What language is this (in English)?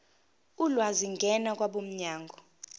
Zulu